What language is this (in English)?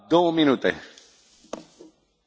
German